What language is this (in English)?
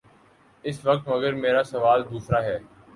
Urdu